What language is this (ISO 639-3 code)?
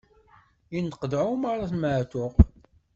kab